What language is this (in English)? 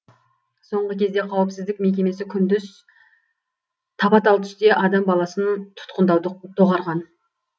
Kazakh